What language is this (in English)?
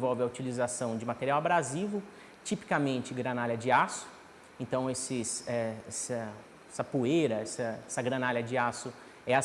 Portuguese